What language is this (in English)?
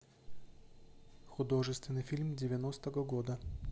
Russian